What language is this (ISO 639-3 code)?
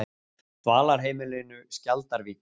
isl